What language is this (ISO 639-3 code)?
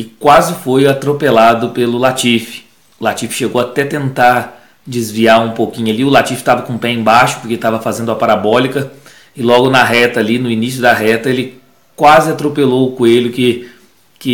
por